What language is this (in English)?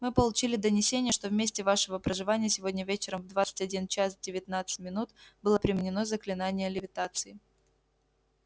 Russian